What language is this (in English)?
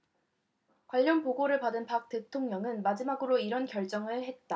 Korean